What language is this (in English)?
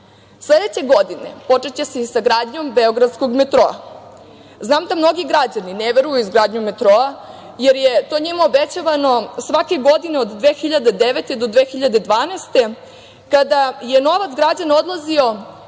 Serbian